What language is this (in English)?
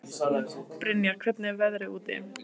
Icelandic